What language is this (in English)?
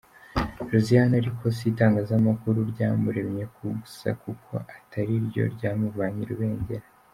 Kinyarwanda